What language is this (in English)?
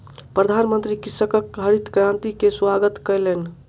Maithili